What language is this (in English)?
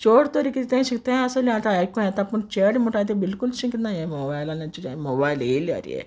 Konkani